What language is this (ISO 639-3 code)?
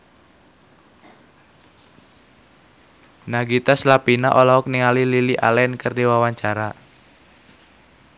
sun